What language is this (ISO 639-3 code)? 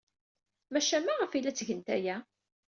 kab